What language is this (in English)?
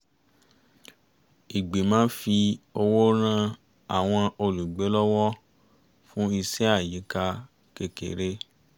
Yoruba